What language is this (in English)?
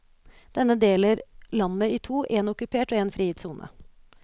Norwegian